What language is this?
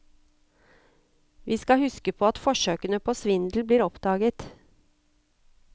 Norwegian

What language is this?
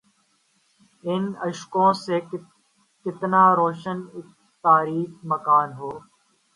Urdu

